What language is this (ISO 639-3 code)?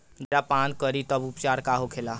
bho